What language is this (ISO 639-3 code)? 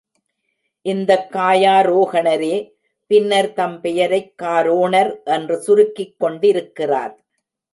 tam